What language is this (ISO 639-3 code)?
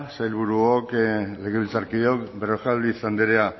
eus